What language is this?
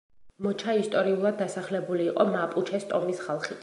Georgian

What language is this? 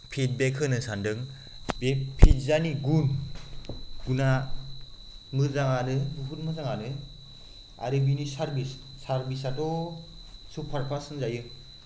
Bodo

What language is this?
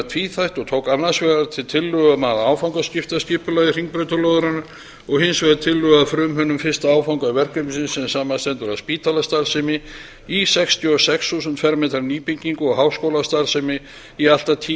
Icelandic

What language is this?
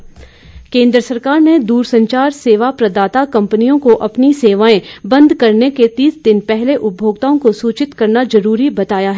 Hindi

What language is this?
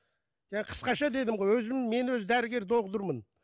Kazakh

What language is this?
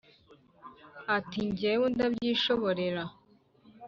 Kinyarwanda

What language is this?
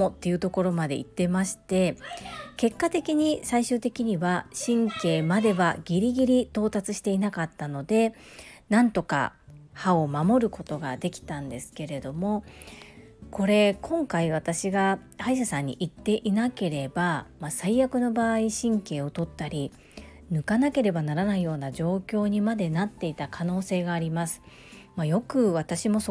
Japanese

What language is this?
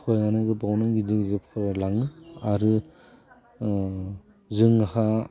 Bodo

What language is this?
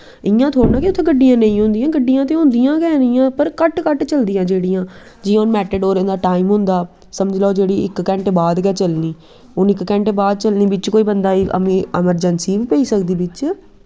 Dogri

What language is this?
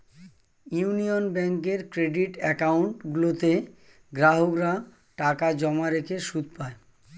Bangla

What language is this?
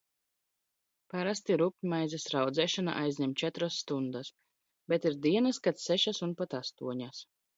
Latvian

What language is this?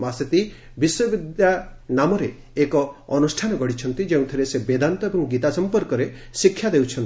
Odia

